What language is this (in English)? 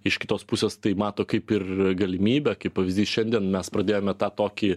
Lithuanian